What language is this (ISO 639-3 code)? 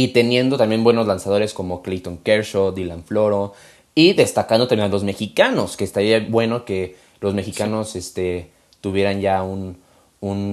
spa